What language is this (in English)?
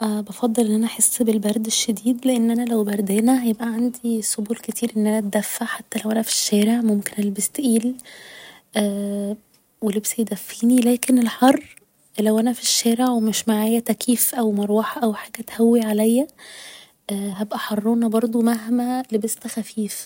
Egyptian Arabic